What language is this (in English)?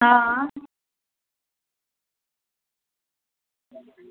Dogri